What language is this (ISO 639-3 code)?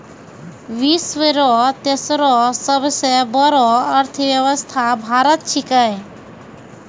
mai